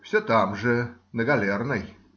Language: Russian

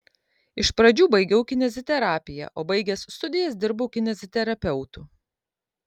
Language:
Lithuanian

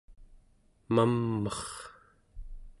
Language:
Central Yupik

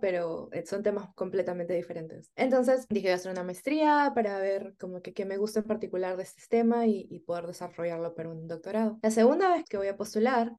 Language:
Spanish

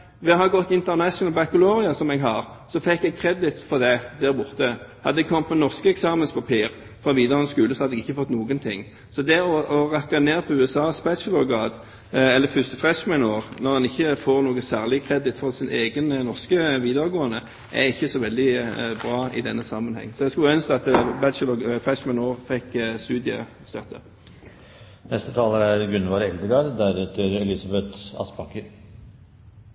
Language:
Norwegian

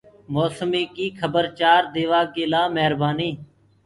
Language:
Gurgula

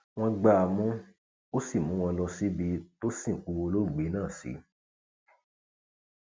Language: Yoruba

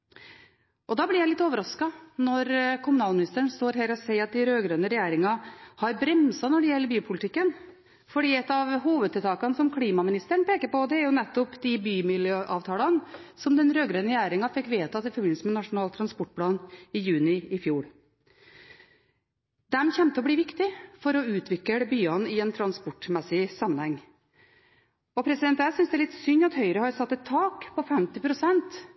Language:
Norwegian Bokmål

